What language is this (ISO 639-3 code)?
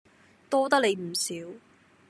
yue